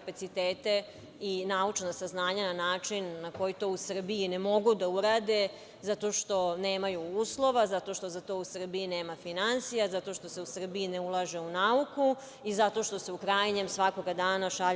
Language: Serbian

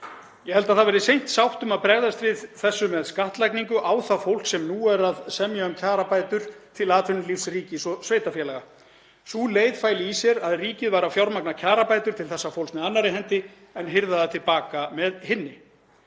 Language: Icelandic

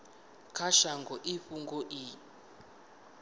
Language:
Venda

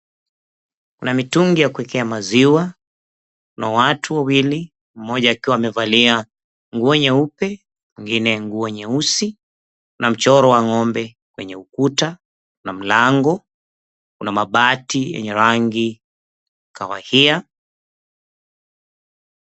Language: Swahili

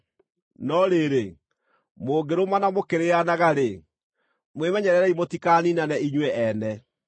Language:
Kikuyu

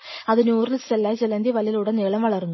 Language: Malayalam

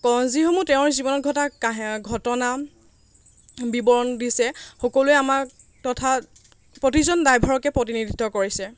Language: Assamese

